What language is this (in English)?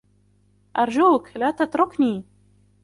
Arabic